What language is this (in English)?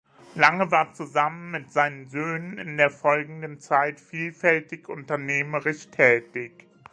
German